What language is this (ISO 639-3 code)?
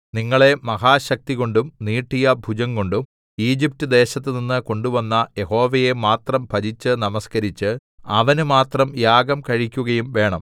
mal